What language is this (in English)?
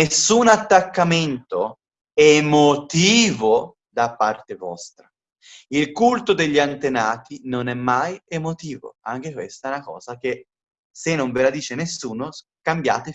Italian